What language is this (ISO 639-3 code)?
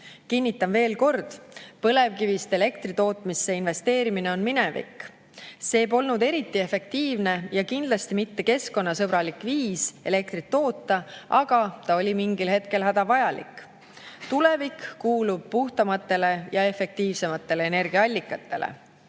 est